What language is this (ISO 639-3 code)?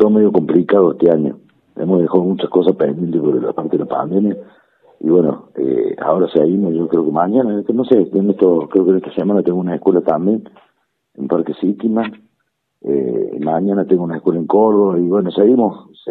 spa